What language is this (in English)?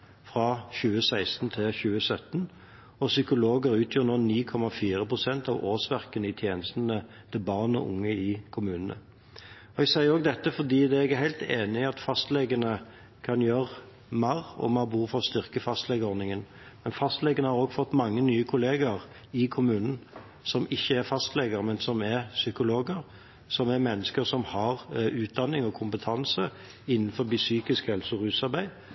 Norwegian Bokmål